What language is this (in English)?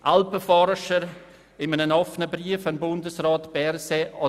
Swiss German